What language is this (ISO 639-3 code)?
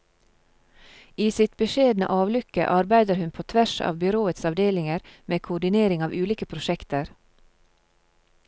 nor